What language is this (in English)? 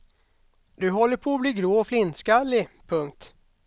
Swedish